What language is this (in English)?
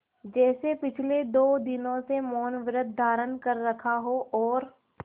Hindi